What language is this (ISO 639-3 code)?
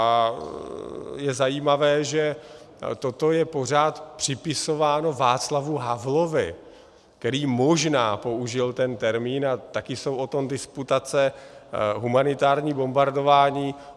ces